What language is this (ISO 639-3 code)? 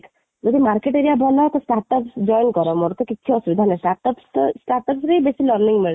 ori